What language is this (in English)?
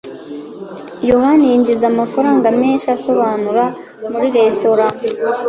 Kinyarwanda